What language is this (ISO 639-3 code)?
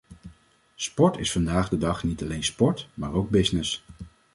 nld